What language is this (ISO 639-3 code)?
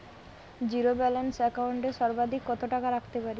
ben